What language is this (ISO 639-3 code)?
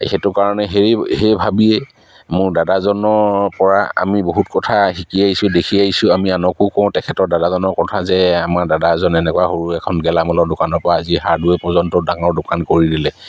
asm